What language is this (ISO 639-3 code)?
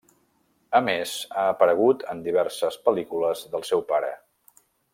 cat